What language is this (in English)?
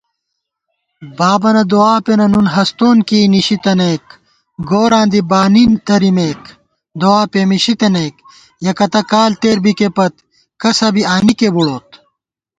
Gawar-Bati